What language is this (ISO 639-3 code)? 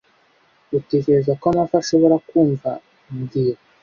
kin